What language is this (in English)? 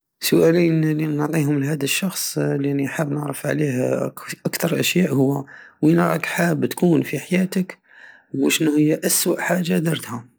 Algerian Saharan Arabic